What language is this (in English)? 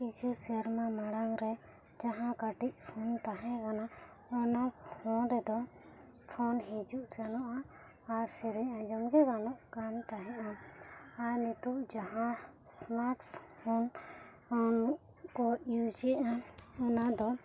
Santali